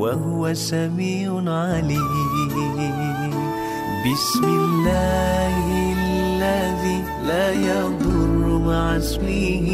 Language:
Malay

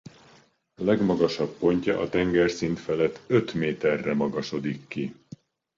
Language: Hungarian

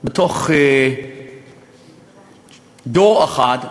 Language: Hebrew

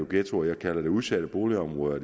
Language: Danish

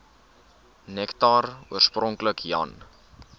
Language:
Afrikaans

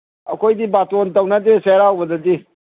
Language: Manipuri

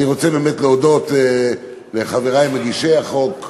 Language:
Hebrew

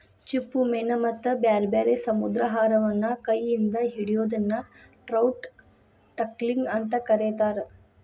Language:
Kannada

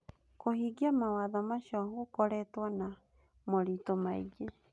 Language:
Kikuyu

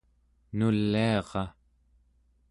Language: Central Yupik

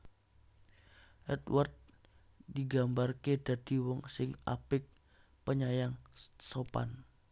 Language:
Javanese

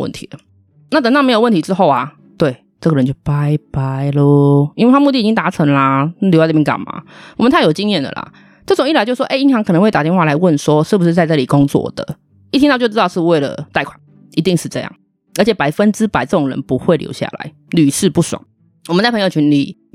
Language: Chinese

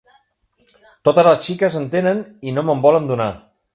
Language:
Catalan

